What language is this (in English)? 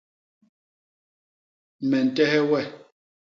Basaa